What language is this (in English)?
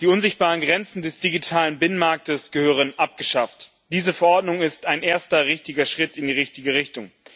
German